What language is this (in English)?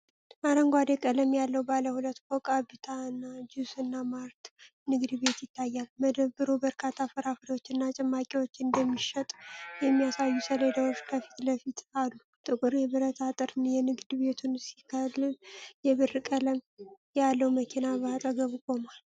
Amharic